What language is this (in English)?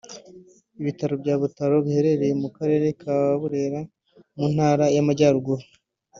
Kinyarwanda